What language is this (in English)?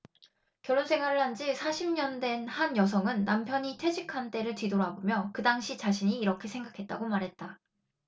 Korean